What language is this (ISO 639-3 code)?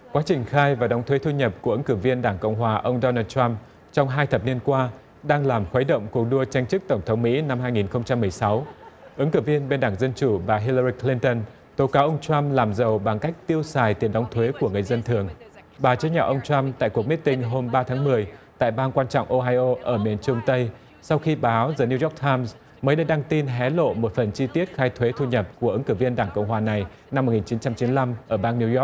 vie